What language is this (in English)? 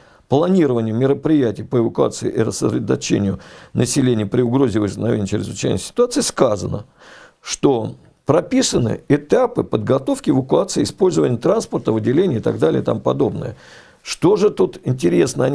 Russian